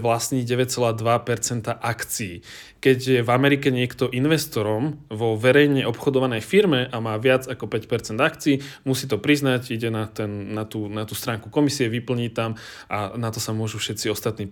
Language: Czech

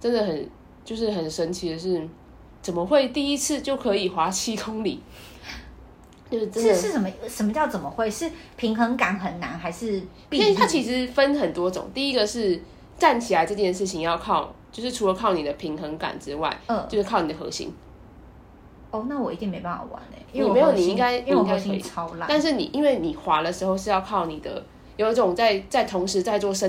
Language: Chinese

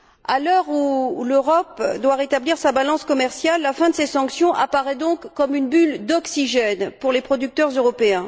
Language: French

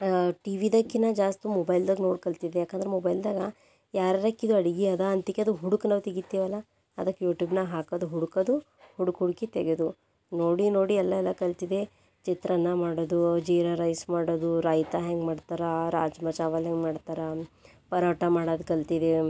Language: Kannada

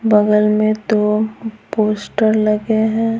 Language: Hindi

